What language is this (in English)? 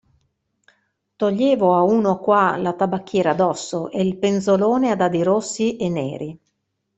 Italian